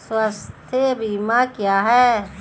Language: Hindi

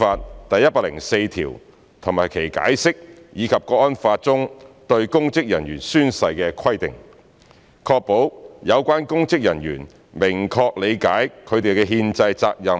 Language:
Cantonese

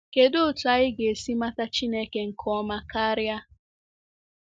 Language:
Igbo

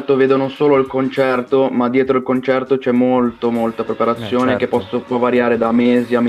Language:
Italian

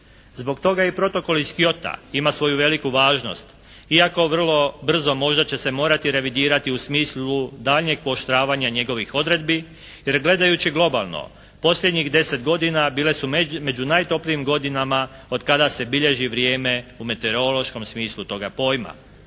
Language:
Croatian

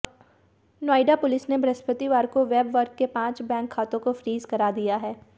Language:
Hindi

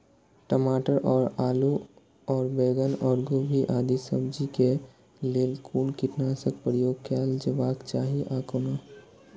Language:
Maithili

